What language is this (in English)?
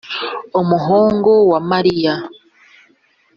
Kinyarwanda